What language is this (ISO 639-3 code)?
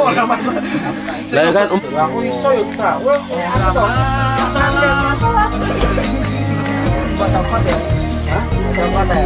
ind